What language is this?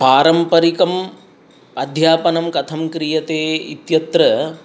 Sanskrit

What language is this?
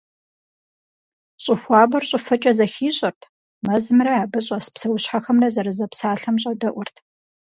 Kabardian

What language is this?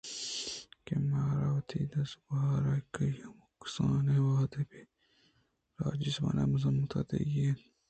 Eastern Balochi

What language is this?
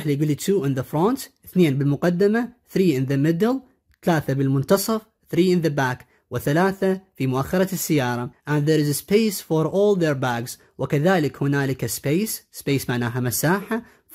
Arabic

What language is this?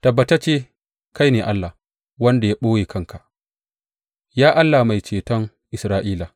Hausa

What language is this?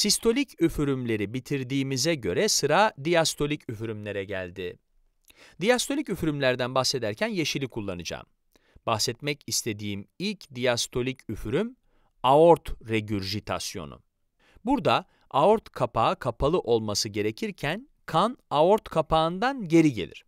Turkish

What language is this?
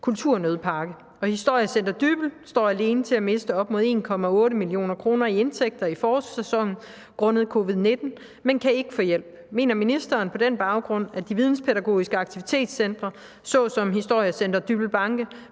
Danish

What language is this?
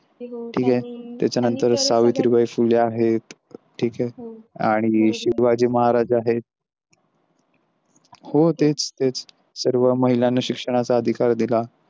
Marathi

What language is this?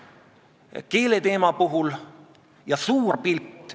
Estonian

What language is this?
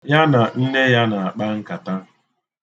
Igbo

